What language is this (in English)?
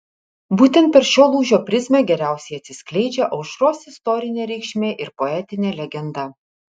Lithuanian